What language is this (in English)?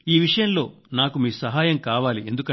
Telugu